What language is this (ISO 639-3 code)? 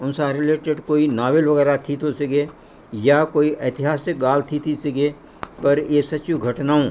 snd